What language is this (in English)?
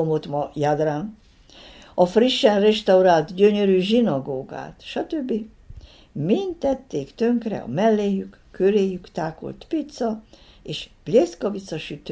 Hungarian